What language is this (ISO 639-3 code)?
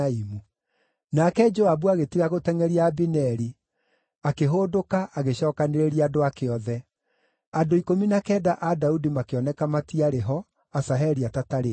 kik